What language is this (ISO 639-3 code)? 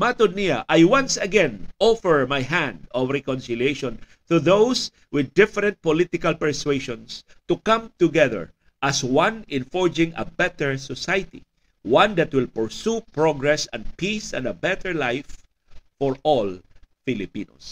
fil